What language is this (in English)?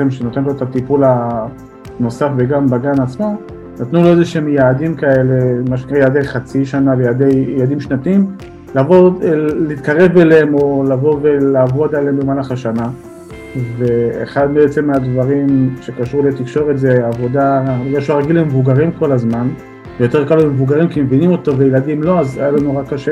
Hebrew